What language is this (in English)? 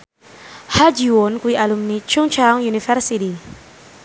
Javanese